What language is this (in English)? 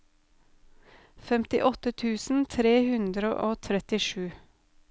Norwegian